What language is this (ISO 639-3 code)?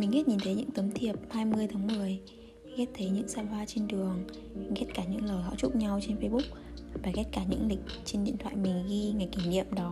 vie